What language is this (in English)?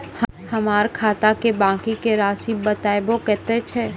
Maithili